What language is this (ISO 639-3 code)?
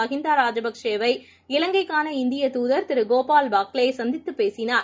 tam